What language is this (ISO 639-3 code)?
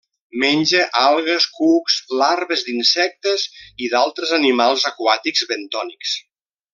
cat